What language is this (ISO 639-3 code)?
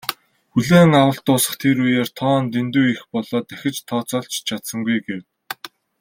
mon